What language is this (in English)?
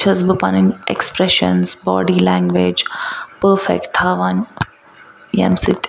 Kashmiri